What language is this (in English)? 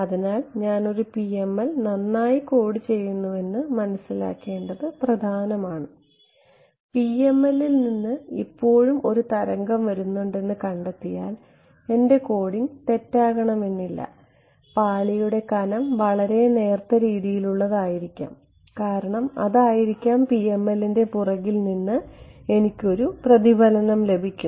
Malayalam